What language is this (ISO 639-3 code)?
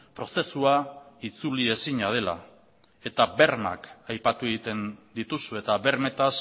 eus